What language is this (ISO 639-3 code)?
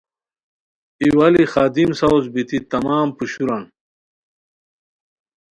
khw